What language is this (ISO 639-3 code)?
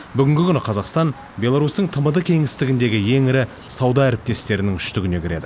kaz